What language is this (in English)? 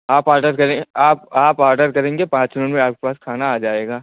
Hindi